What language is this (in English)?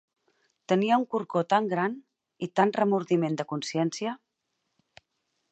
Catalan